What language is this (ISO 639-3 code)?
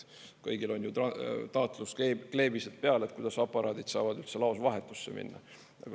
est